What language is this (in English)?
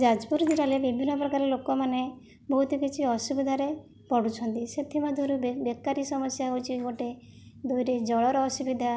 Odia